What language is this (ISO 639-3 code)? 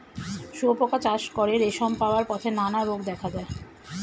ben